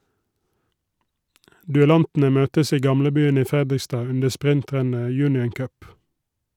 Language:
Norwegian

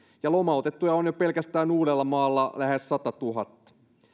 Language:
Finnish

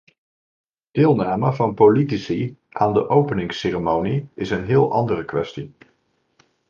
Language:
Dutch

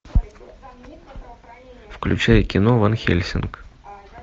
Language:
Russian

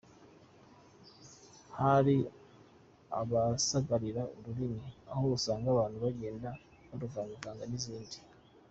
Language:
Kinyarwanda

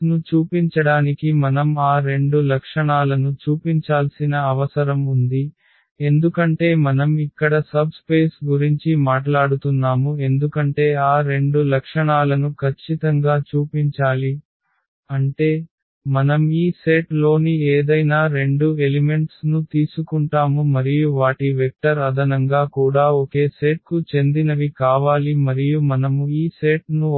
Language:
Telugu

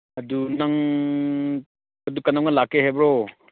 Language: Manipuri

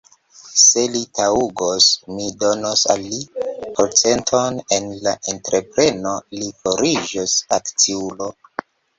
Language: Esperanto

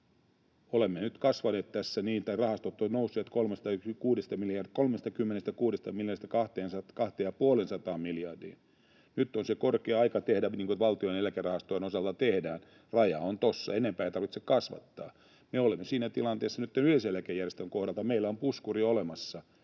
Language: Finnish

